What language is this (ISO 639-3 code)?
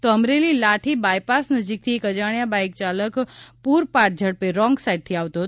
guj